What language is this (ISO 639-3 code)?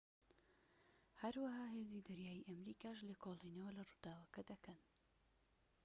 ckb